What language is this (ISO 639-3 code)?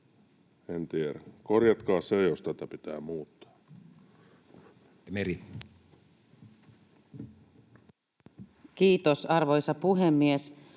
fin